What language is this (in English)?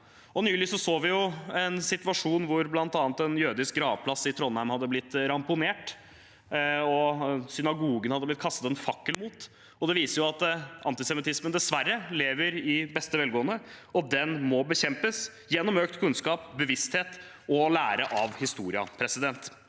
Norwegian